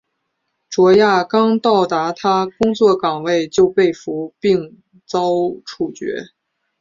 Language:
Chinese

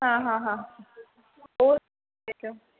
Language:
Sindhi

